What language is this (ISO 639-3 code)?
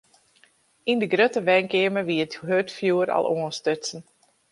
fry